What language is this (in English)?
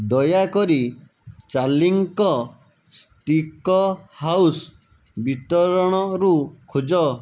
Odia